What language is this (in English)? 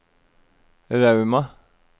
Norwegian